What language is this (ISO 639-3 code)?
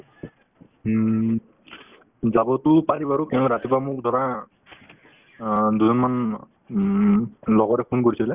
asm